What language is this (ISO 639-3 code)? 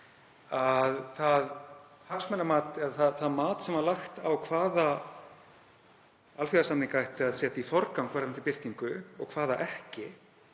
isl